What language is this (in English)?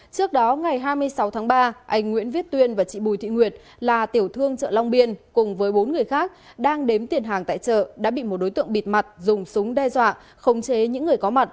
Vietnamese